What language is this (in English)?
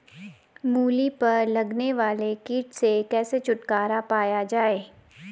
Hindi